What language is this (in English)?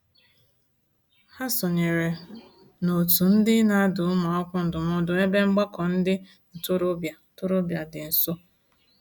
Igbo